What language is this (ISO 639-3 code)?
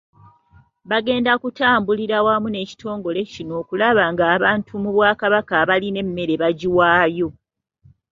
lug